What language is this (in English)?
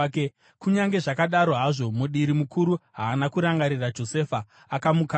Shona